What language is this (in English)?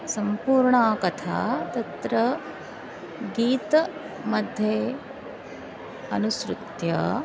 Sanskrit